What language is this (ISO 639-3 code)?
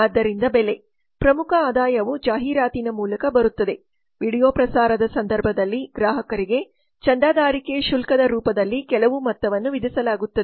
kan